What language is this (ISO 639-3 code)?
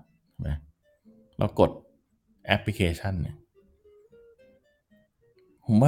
tha